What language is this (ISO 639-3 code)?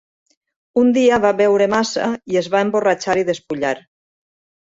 cat